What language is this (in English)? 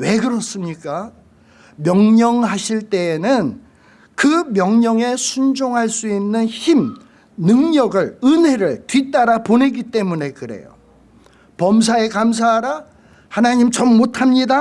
Korean